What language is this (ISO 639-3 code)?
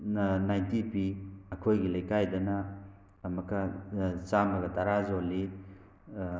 mni